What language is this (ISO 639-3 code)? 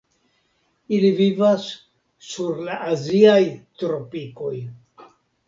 epo